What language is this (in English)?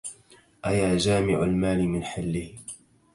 Arabic